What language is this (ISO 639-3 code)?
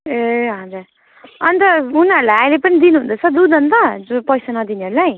nep